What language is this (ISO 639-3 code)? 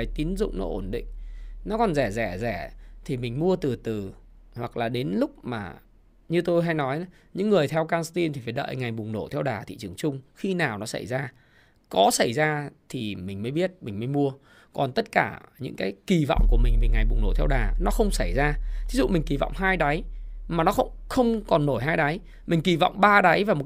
vie